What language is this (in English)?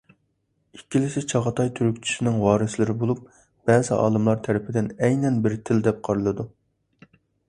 Uyghur